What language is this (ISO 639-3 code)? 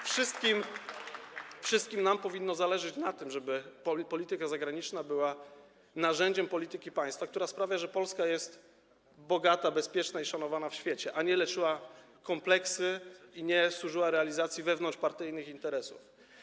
pol